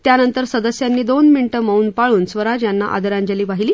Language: Marathi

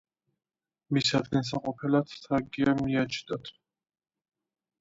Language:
Georgian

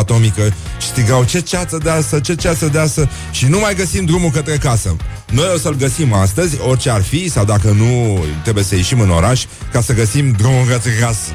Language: Romanian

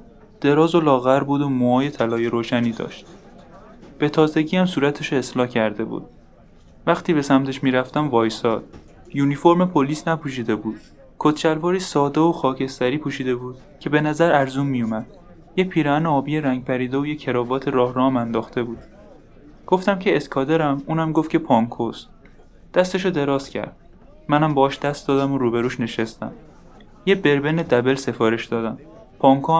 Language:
Persian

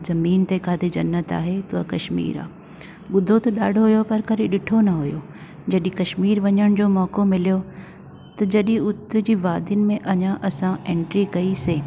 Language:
Sindhi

